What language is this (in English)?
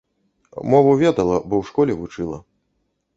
Belarusian